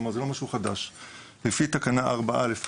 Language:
Hebrew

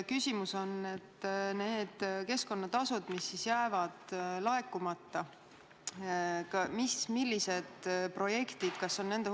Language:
Estonian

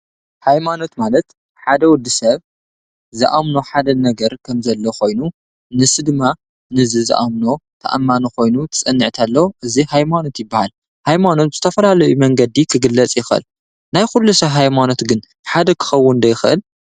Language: Tigrinya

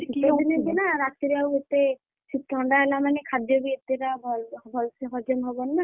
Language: Odia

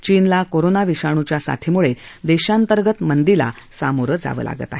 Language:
Marathi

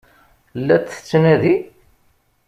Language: Kabyle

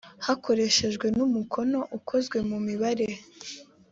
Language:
Kinyarwanda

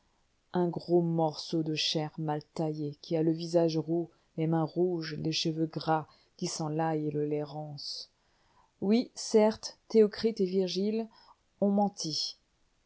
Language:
French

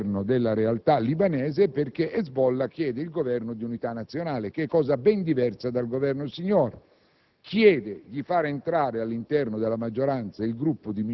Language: Italian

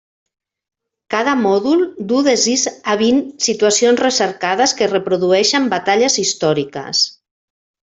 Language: Catalan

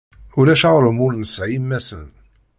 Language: Kabyle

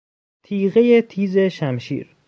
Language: Persian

